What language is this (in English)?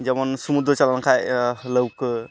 Santali